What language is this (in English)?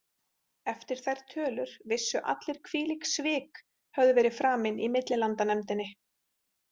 Icelandic